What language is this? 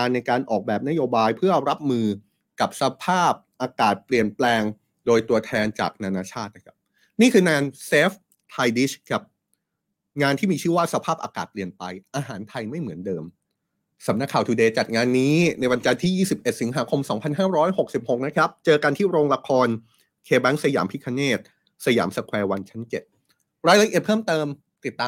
Thai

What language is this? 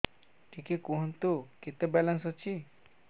Odia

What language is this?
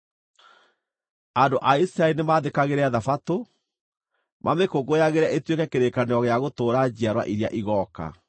Kikuyu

